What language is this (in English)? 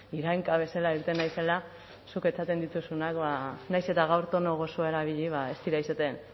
Basque